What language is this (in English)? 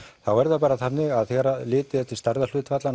Icelandic